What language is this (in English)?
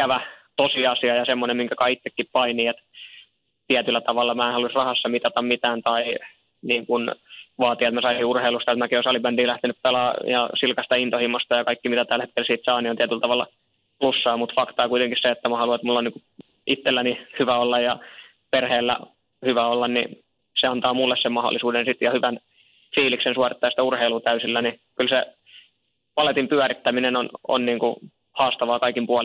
Finnish